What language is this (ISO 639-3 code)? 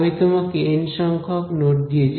ben